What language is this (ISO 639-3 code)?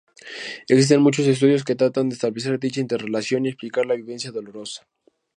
spa